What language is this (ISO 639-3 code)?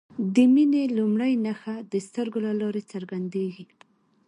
pus